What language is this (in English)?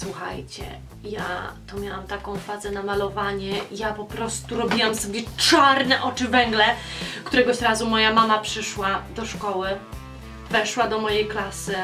Polish